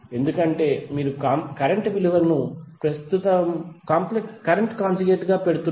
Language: Telugu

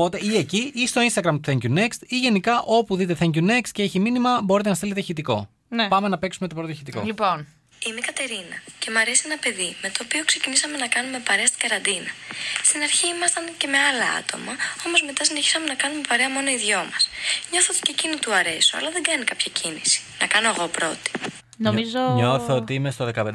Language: Greek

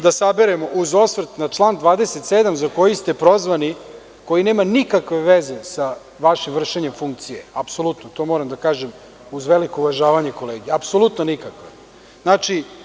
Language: Serbian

